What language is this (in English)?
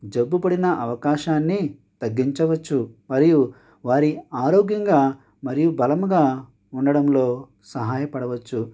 Telugu